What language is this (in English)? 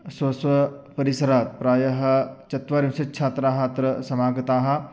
Sanskrit